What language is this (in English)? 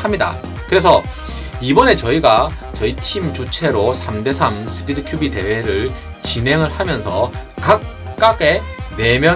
Korean